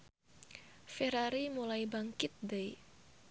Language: Sundanese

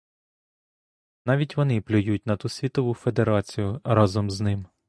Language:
Ukrainian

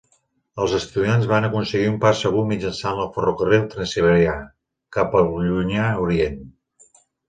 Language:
Catalan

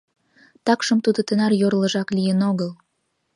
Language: Mari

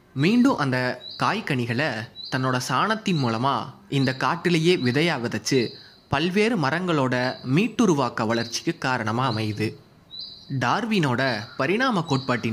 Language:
Tamil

